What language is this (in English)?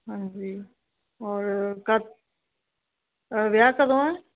Punjabi